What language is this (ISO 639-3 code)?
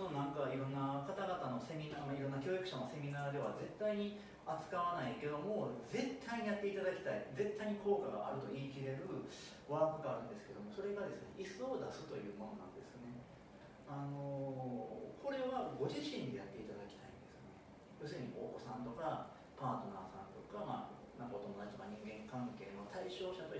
jpn